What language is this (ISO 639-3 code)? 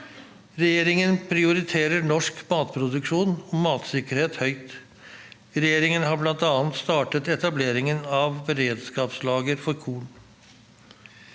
nor